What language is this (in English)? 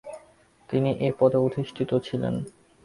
Bangla